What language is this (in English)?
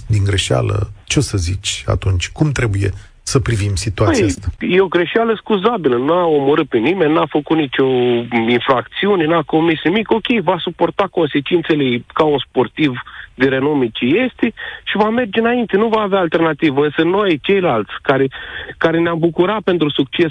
Romanian